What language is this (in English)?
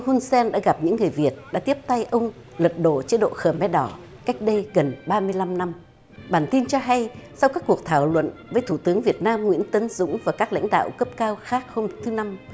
Vietnamese